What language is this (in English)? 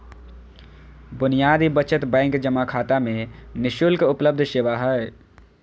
Magahi